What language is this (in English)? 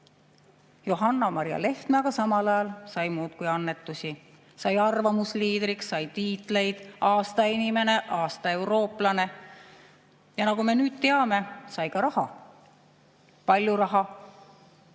Estonian